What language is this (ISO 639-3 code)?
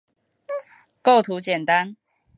zho